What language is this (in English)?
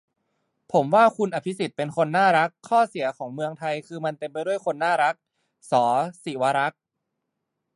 Thai